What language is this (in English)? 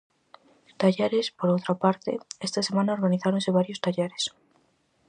Galician